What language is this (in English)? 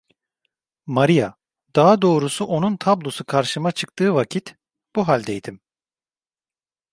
Turkish